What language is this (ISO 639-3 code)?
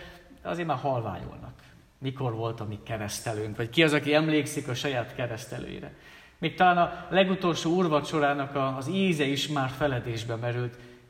hun